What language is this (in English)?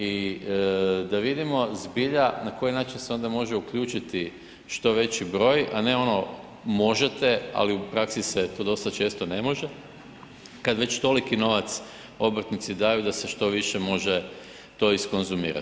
Croatian